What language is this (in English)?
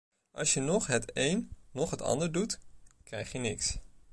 Dutch